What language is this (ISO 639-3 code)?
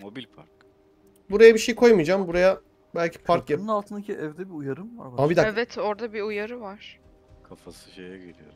tur